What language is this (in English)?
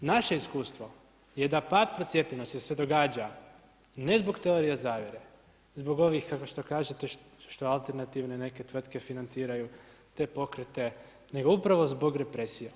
Croatian